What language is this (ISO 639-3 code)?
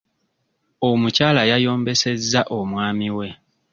lug